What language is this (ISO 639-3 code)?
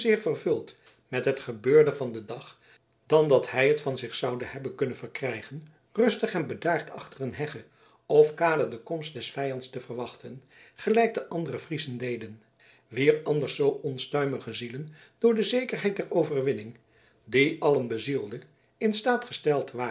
nld